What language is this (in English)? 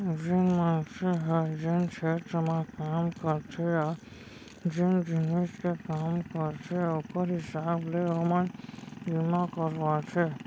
Chhattisgarhi